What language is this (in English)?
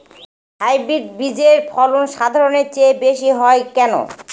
Bangla